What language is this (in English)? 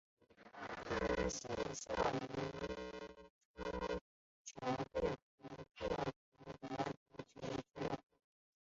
Chinese